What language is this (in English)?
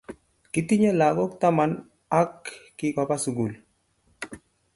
Kalenjin